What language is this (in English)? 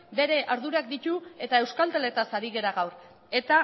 Basque